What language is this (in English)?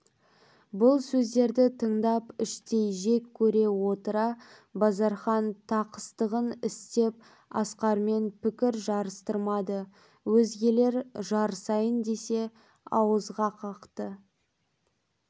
Kazakh